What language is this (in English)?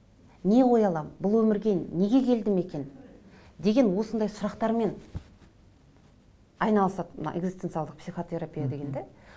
Kazakh